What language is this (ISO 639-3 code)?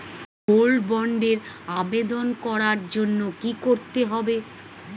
ben